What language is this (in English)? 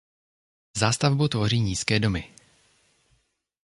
Czech